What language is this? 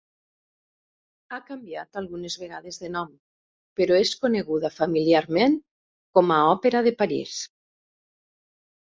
Catalan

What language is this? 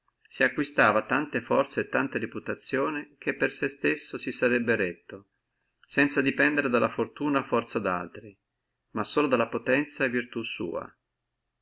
Italian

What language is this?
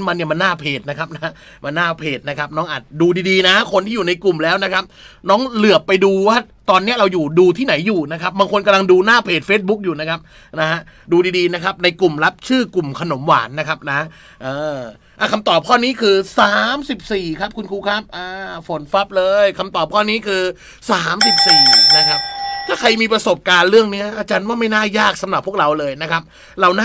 Thai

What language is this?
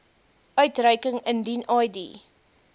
Afrikaans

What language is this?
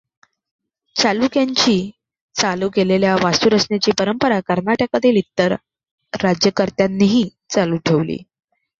Marathi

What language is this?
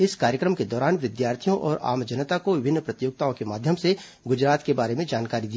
Hindi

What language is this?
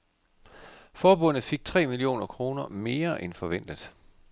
Danish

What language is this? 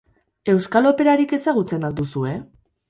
Basque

